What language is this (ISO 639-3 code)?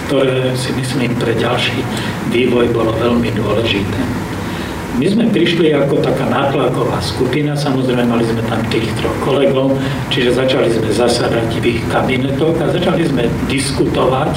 slk